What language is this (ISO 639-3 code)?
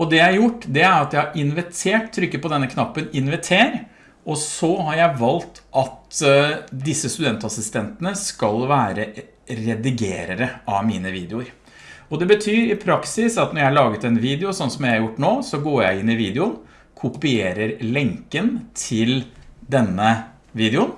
nor